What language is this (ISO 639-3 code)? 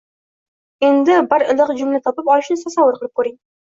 uzb